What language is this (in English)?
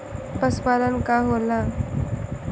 Bhojpuri